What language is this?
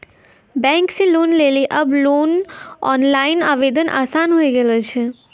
Maithili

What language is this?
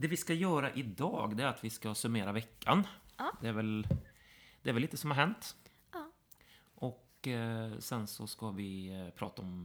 Swedish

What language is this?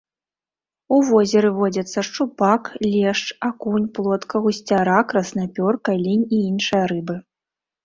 Belarusian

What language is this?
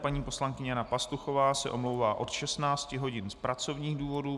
Czech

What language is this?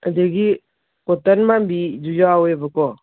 Manipuri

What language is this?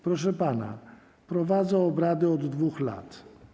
Polish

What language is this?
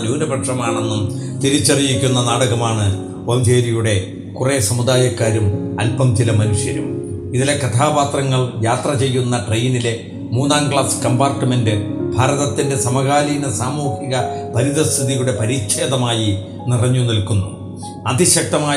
Malayalam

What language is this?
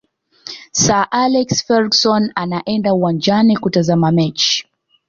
Swahili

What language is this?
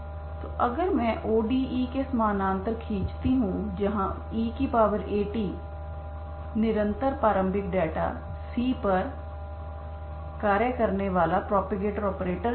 Hindi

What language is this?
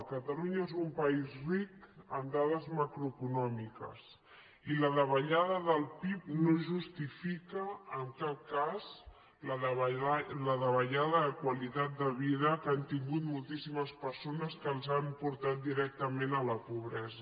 Catalan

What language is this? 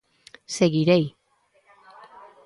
Galician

